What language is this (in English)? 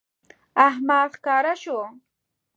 Pashto